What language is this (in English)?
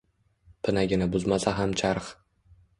Uzbek